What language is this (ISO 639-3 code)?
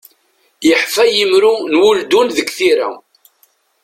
kab